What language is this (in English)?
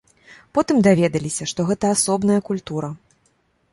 Belarusian